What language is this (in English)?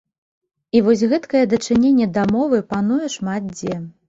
Belarusian